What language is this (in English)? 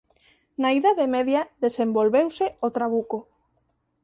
Galician